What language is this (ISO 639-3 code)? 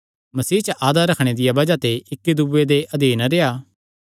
xnr